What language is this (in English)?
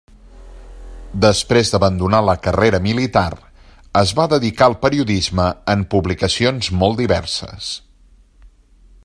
Catalan